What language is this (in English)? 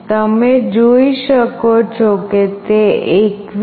Gujarati